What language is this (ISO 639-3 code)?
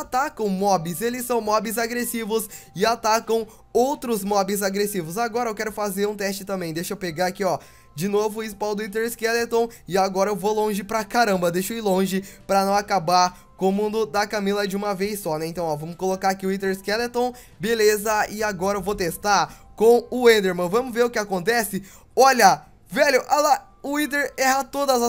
por